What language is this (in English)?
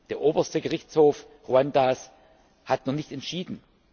German